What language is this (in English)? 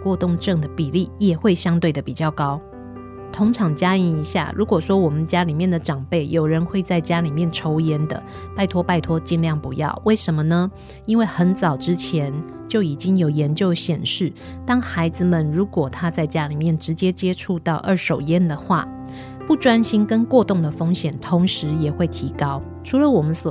Chinese